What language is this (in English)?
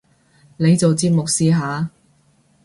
Cantonese